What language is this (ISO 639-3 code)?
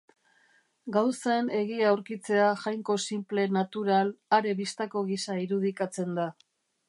eus